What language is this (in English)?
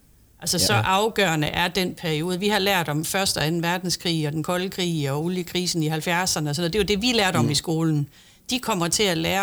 Danish